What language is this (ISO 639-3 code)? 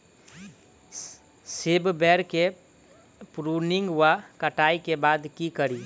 mai